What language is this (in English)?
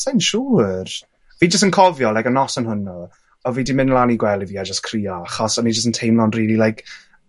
Welsh